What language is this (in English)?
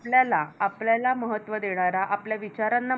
Marathi